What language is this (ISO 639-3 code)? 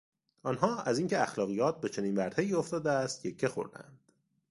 fas